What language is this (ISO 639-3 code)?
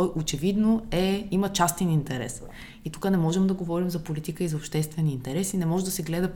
bul